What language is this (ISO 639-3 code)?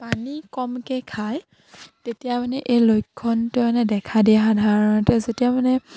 asm